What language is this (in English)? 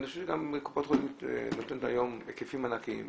Hebrew